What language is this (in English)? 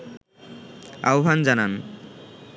Bangla